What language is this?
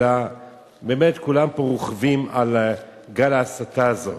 Hebrew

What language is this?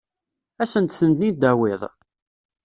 Kabyle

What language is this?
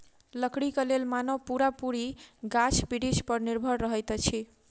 Maithili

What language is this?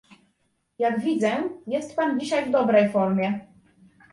Polish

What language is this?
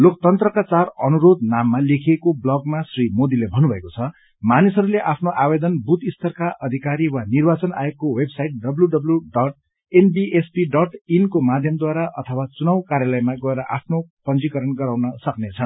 Nepali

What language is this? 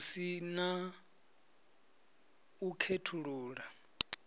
Venda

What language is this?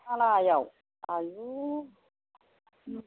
Bodo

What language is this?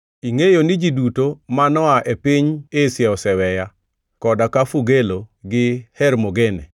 Luo (Kenya and Tanzania)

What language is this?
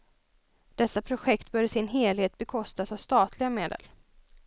Swedish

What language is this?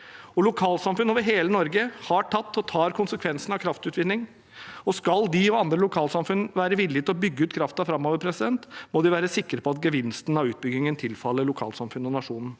Norwegian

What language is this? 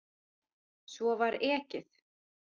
Icelandic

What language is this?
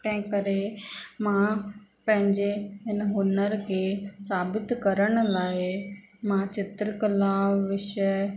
Sindhi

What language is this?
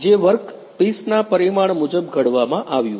Gujarati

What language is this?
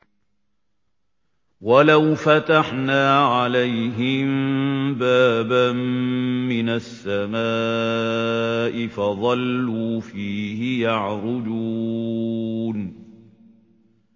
Arabic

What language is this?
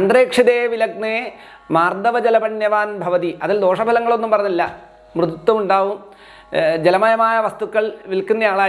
Indonesian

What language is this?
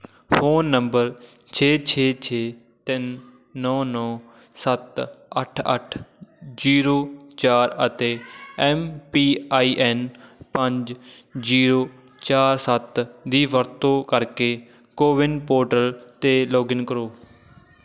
Punjabi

